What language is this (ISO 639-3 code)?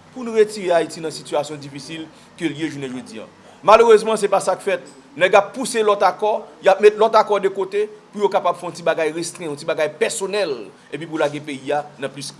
fra